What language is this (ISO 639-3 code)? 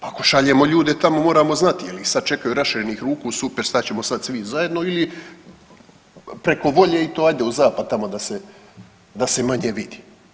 hrv